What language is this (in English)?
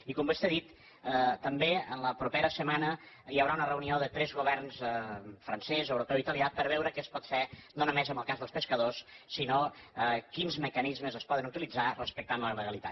Catalan